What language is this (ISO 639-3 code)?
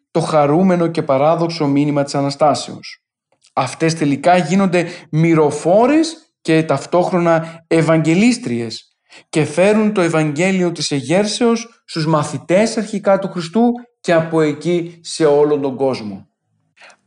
ell